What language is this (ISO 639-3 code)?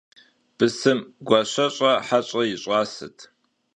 kbd